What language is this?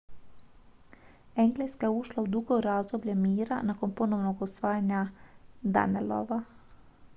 Croatian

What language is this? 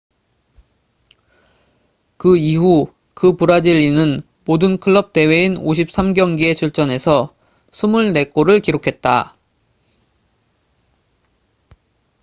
Korean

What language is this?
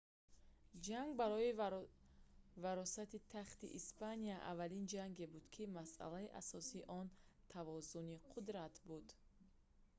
Tajik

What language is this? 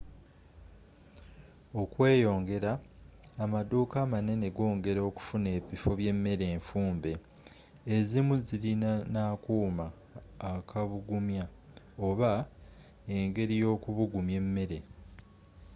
Ganda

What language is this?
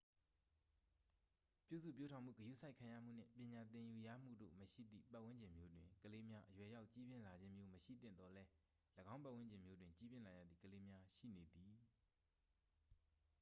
Burmese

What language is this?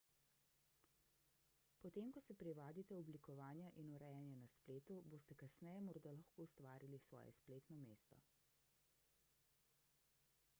Slovenian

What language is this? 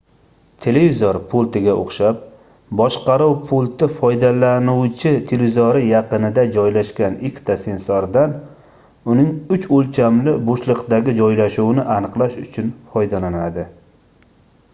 Uzbek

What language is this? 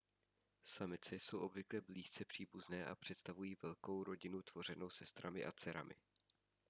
Czech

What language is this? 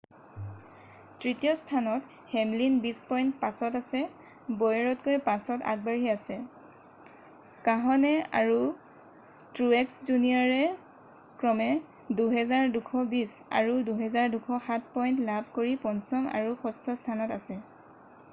Assamese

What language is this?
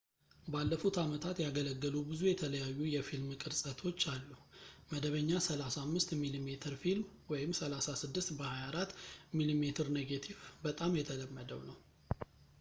Amharic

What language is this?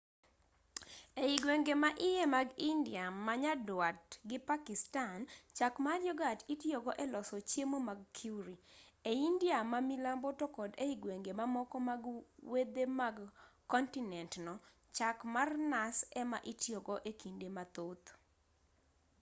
Luo (Kenya and Tanzania)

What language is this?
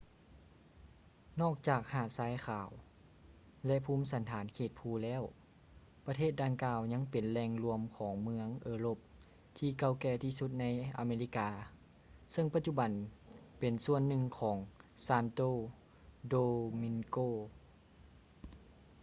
Lao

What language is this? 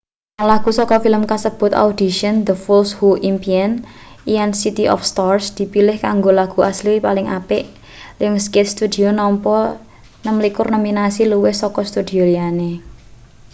Javanese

